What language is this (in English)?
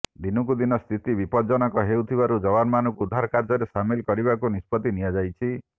Odia